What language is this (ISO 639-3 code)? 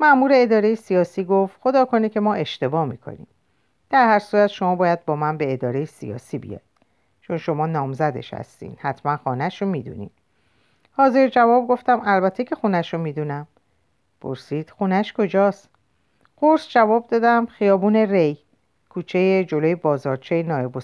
fas